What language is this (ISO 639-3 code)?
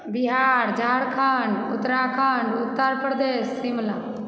mai